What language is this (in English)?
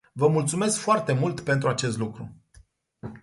Romanian